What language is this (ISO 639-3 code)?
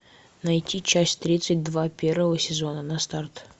rus